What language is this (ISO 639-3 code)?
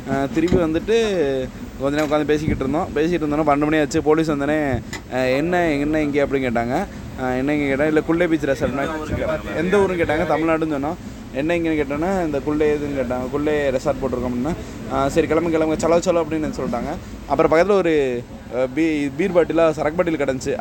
tam